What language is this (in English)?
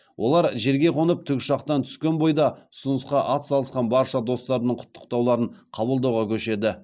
Kazakh